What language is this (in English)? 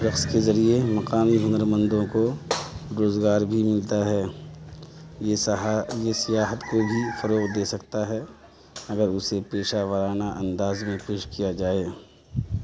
Urdu